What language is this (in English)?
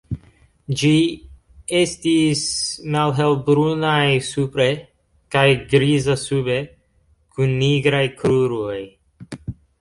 Esperanto